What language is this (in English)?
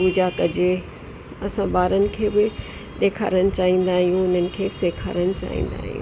Sindhi